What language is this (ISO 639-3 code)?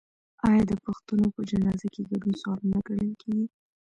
pus